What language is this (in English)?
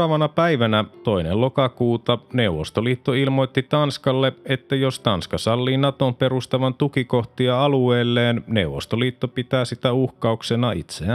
Finnish